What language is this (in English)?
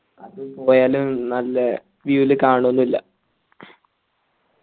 Malayalam